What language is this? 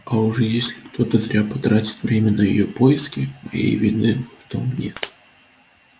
Russian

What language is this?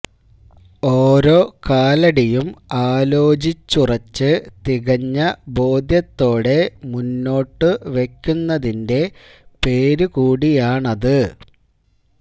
Malayalam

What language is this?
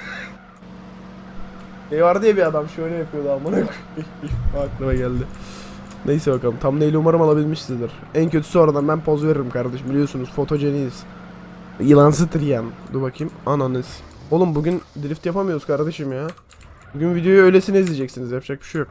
Turkish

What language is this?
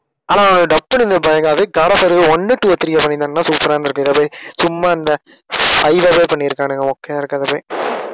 Tamil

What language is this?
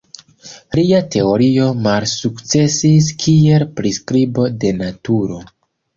Esperanto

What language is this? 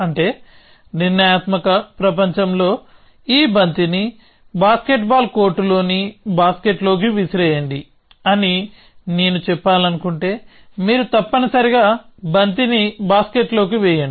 Telugu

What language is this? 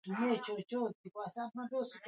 Swahili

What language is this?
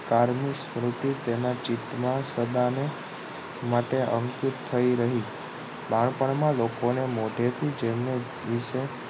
Gujarati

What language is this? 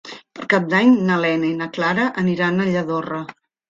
Catalan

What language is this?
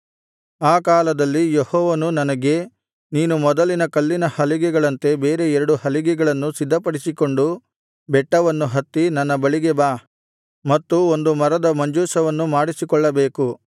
Kannada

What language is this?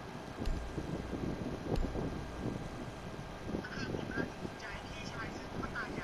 Thai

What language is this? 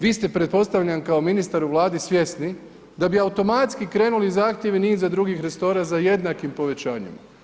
Croatian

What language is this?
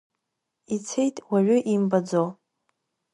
Abkhazian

